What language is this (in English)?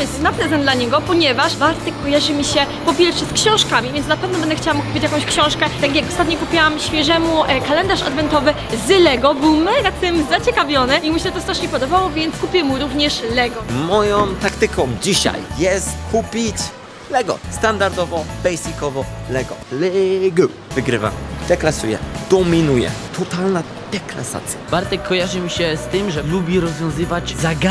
Polish